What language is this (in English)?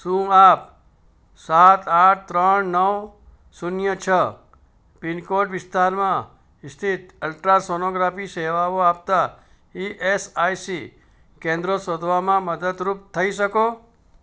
Gujarati